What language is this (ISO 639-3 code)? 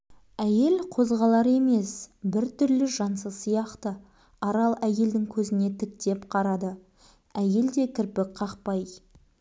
kaz